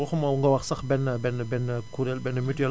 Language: Wolof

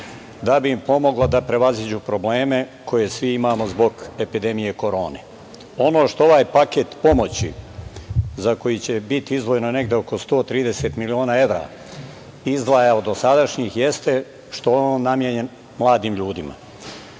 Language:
Serbian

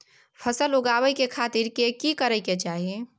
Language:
Maithili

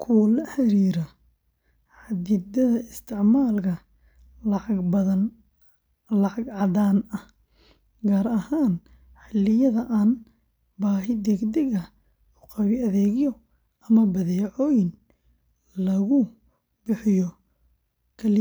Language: Somali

